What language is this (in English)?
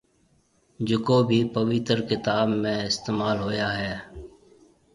Marwari (Pakistan)